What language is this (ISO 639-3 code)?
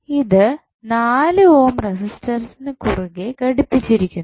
mal